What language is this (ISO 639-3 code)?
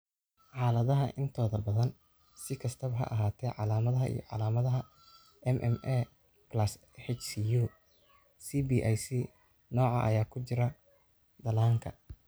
som